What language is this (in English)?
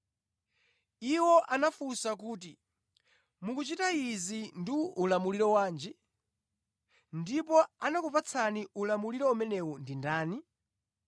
Nyanja